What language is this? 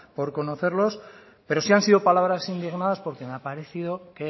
Spanish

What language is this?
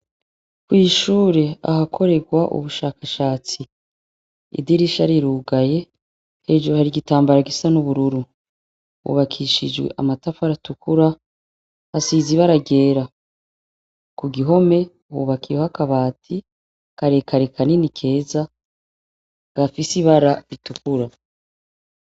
Rundi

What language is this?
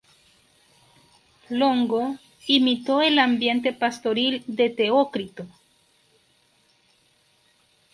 Spanish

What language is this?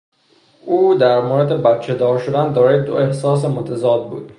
Persian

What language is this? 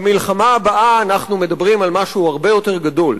Hebrew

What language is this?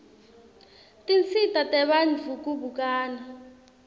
Swati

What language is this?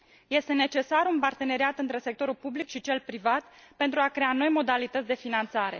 Romanian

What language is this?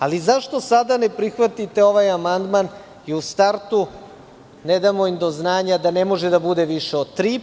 Serbian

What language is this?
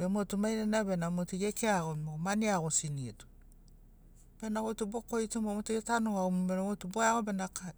Sinaugoro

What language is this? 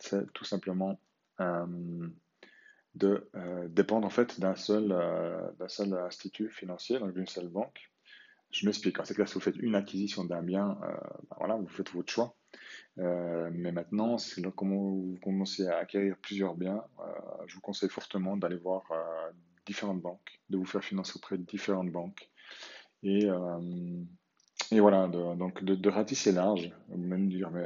French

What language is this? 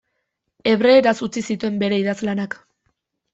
Basque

